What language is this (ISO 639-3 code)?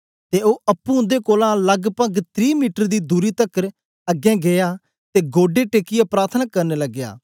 doi